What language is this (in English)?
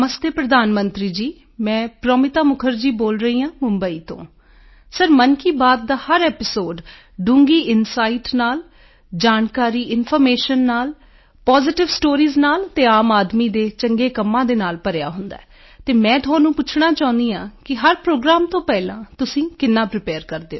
Punjabi